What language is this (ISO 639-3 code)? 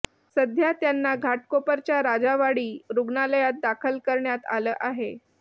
mar